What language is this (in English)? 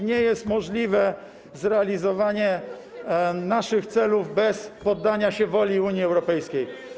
Polish